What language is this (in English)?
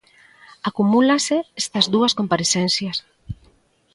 Galician